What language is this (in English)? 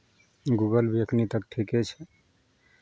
Maithili